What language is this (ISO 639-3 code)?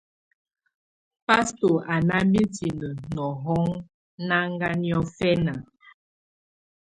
tvu